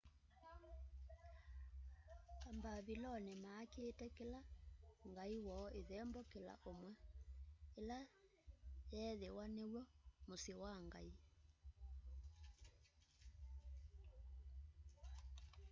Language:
Kamba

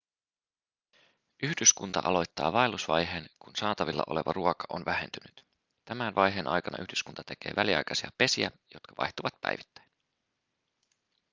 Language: Finnish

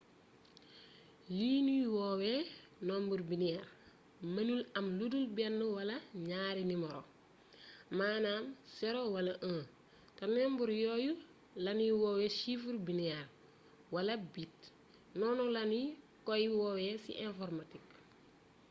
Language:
Wolof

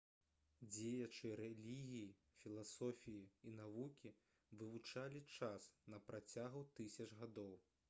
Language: Belarusian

